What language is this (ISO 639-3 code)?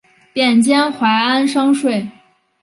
zho